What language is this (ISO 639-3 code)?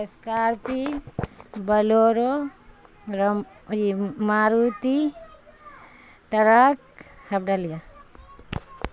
urd